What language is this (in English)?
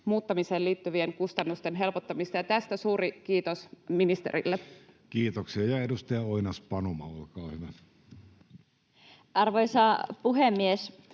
Finnish